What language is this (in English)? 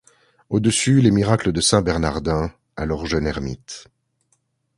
French